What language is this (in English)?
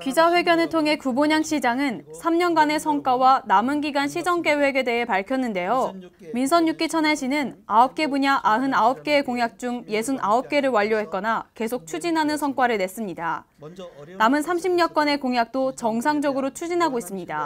Korean